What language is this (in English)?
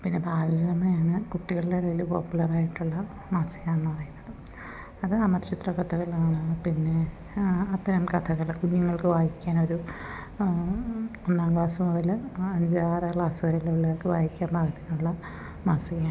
Malayalam